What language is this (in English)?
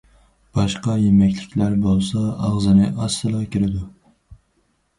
Uyghur